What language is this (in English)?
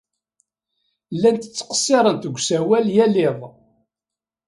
Kabyle